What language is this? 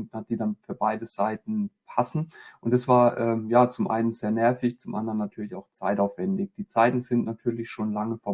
German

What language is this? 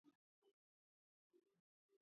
Georgian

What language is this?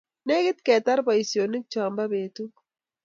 Kalenjin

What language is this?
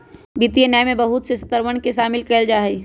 Magahi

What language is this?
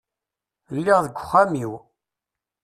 Kabyle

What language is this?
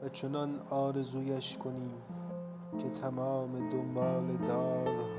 Persian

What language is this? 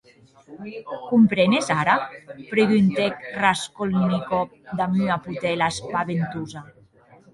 Occitan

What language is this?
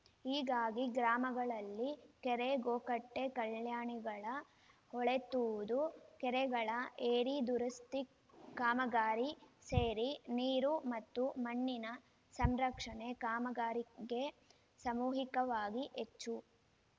Kannada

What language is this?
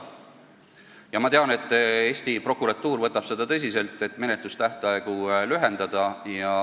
Estonian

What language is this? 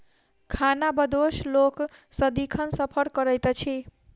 Maithili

